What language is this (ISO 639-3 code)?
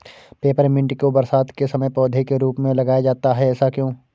hin